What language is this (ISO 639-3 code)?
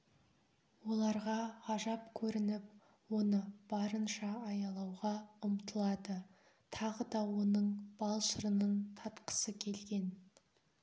kaz